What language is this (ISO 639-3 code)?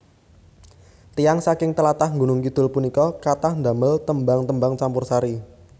jav